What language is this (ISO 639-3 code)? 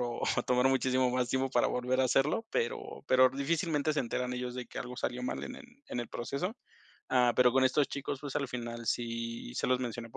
spa